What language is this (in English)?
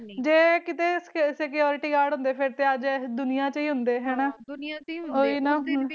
Punjabi